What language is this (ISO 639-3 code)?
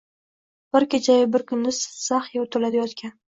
uzb